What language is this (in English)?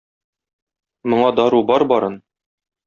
Tatar